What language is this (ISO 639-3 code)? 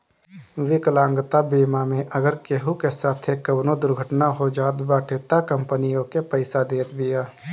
bho